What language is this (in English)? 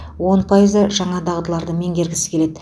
Kazakh